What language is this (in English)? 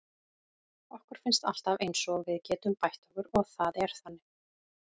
Icelandic